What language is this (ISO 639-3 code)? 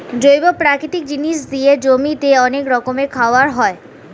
ben